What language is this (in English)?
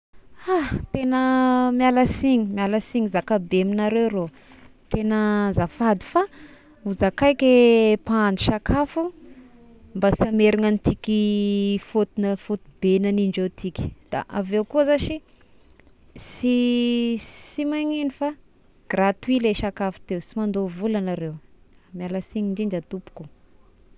Tesaka Malagasy